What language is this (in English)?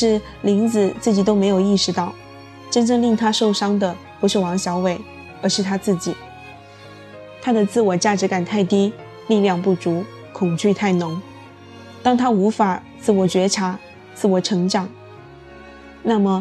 Chinese